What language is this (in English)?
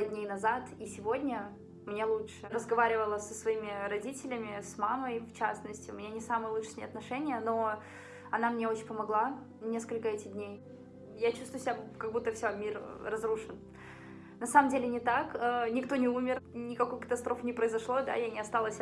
Russian